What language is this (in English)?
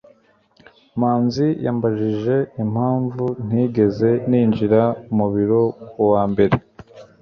Kinyarwanda